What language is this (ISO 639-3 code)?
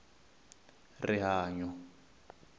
tso